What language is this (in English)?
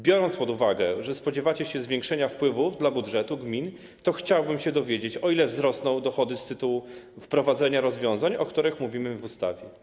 Polish